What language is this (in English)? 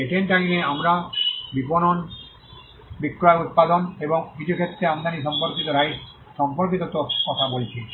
Bangla